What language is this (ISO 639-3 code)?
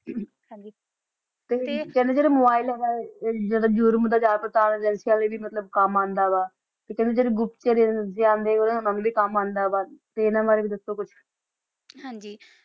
pan